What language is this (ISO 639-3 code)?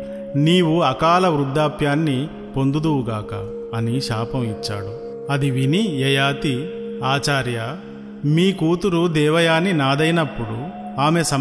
tel